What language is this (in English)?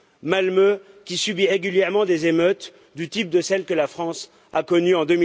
French